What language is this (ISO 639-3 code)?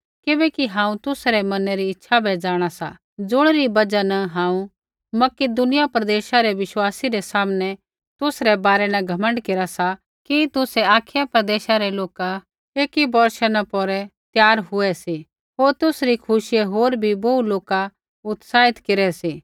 kfx